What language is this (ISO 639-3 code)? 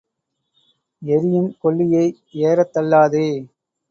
tam